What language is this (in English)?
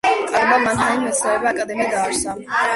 Georgian